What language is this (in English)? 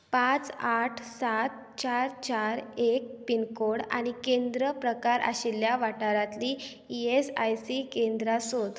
Konkani